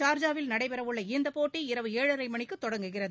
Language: Tamil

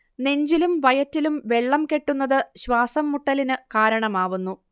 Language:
Malayalam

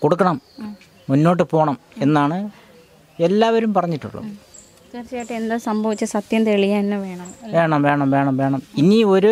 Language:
Malayalam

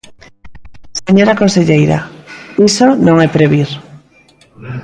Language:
Galician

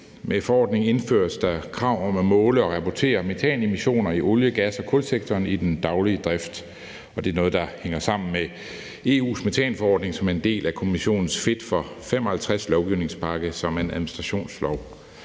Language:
Danish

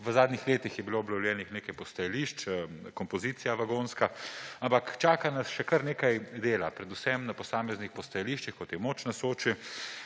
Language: Slovenian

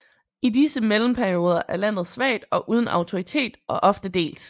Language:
Danish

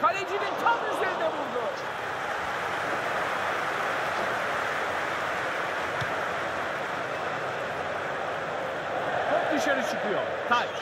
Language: Turkish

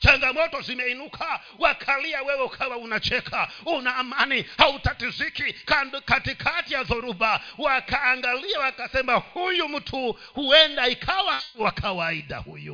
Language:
Swahili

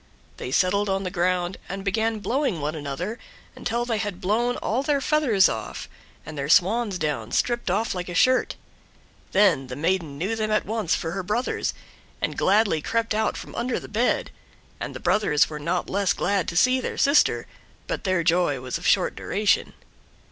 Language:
English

